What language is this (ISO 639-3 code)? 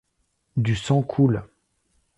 fra